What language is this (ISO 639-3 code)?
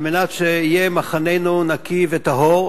heb